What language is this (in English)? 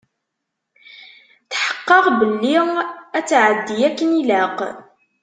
Kabyle